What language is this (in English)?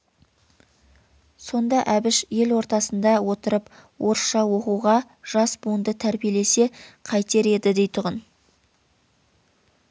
Kazakh